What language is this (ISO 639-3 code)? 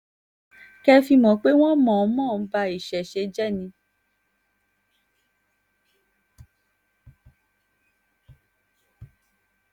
yor